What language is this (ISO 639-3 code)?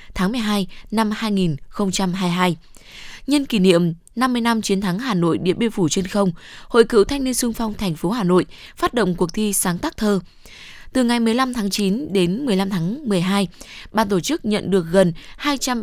vie